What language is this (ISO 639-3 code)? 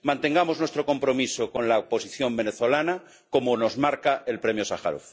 spa